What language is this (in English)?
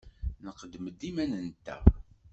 Kabyle